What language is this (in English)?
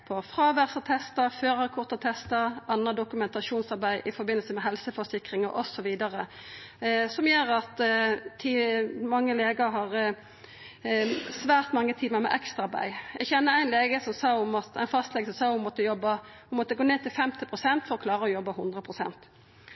Norwegian Nynorsk